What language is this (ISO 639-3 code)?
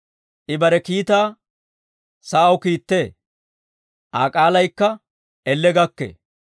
dwr